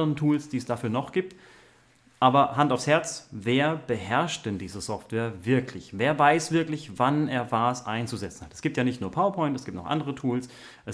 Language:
German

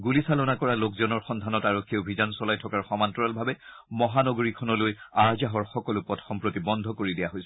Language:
Assamese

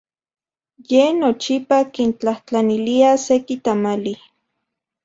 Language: Central Puebla Nahuatl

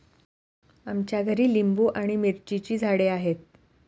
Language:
Marathi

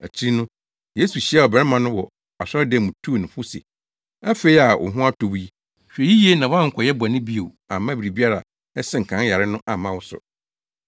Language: Akan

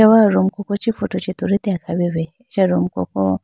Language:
Idu-Mishmi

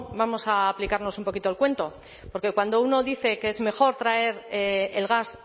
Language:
Spanish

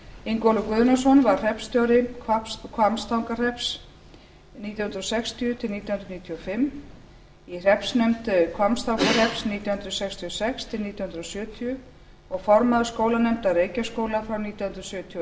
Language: Icelandic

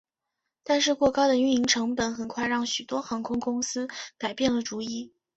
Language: Chinese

